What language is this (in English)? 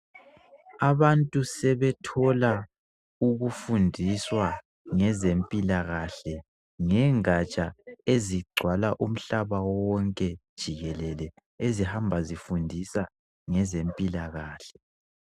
North Ndebele